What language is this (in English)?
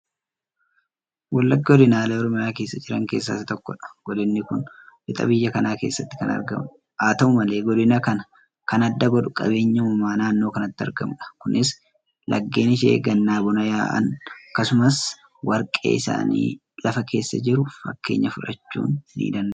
Oromo